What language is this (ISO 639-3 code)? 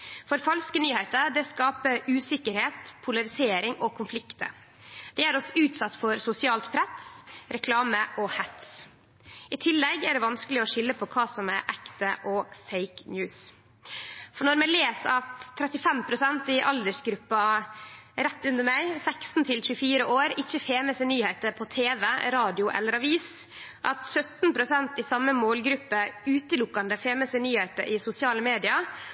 nno